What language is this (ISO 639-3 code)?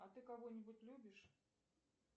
rus